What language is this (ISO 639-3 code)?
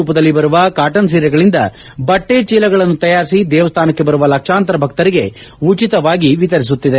kan